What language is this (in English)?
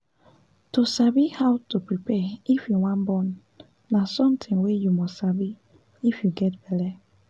Nigerian Pidgin